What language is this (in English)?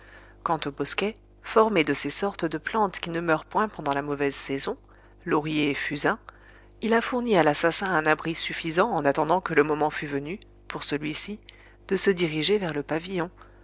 French